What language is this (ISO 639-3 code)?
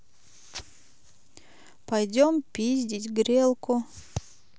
rus